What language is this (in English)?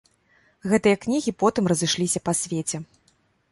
Belarusian